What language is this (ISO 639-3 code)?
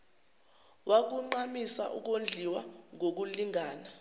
zul